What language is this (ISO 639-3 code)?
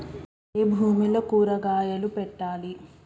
tel